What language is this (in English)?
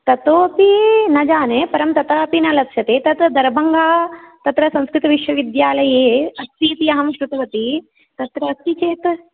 Sanskrit